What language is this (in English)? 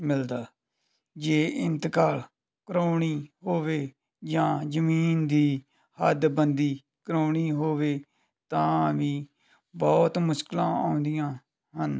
Punjabi